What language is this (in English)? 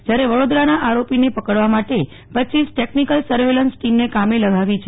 Gujarati